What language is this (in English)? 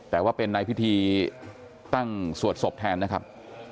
Thai